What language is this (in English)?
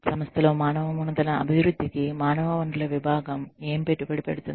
Telugu